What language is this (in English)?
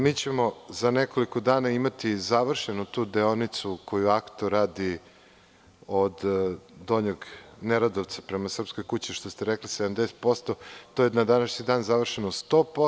Serbian